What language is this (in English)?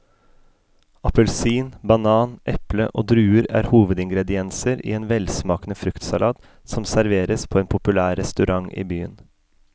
Norwegian